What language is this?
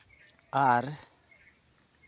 Santali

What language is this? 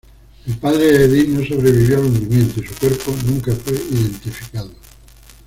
Spanish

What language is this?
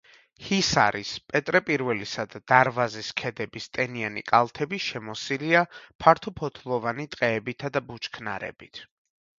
Georgian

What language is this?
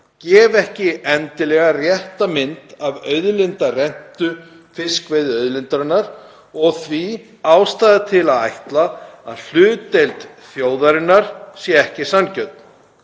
Icelandic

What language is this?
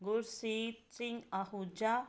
Punjabi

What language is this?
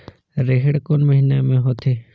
Chhattisgarhi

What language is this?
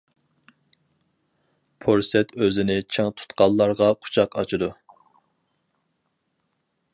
Uyghur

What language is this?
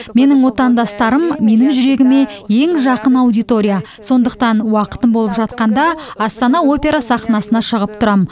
Kazakh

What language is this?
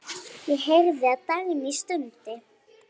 Icelandic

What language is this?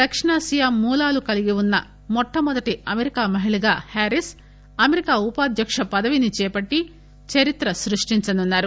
Telugu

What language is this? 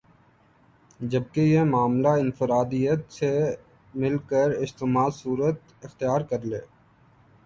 Urdu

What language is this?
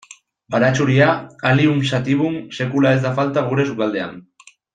Basque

